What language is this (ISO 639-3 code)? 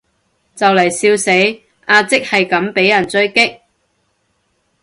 yue